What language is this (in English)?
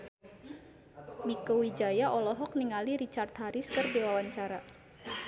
Sundanese